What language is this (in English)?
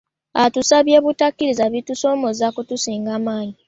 Ganda